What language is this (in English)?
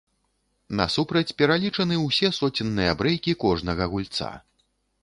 Belarusian